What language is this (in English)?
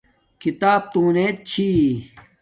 Domaaki